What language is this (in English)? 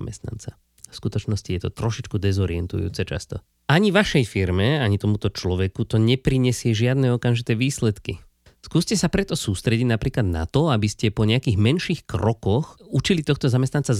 Slovak